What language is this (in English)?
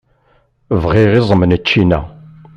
Kabyle